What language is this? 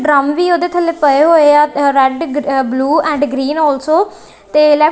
Punjabi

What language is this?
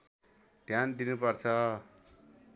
Nepali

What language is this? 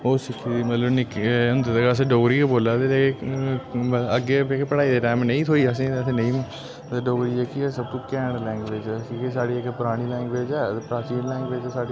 Dogri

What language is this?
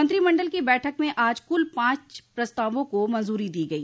Hindi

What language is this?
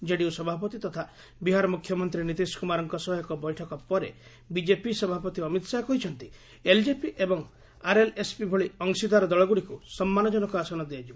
Odia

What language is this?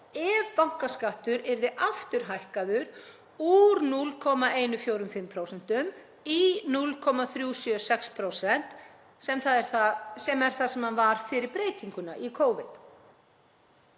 Icelandic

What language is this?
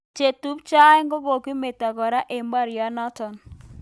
Kalenjin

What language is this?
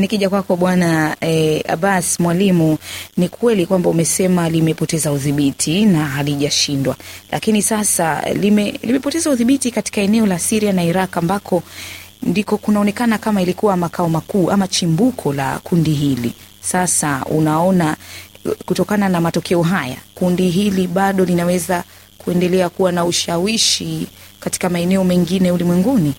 Swahili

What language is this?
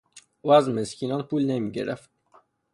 Persian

